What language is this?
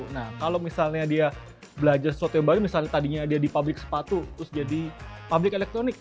Indonesian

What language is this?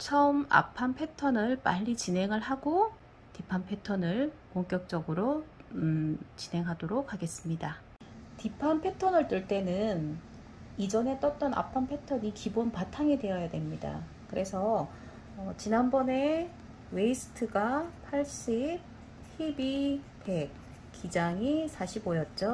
Korean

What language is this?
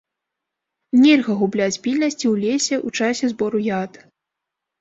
Belarusian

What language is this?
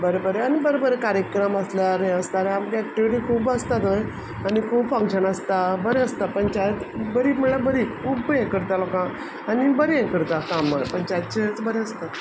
Konkani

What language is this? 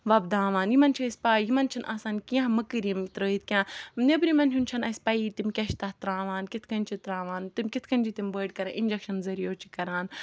Kashmiri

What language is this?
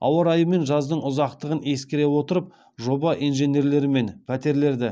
Kazakh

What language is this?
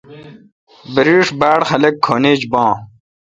Kalkoti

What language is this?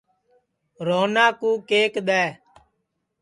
Sansi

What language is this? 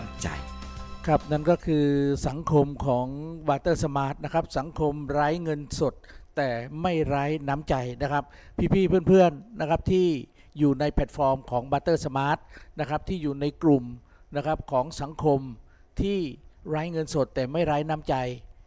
Thai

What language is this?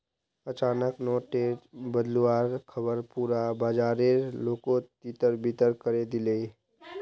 Magahi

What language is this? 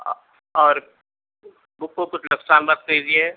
Urdu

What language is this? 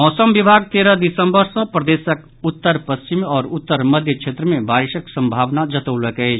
Maithili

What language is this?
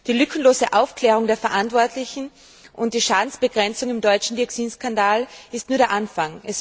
German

